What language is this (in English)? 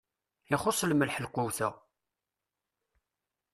Kabyle